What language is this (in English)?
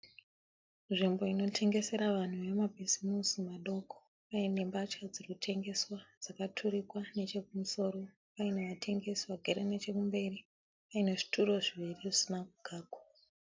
Shona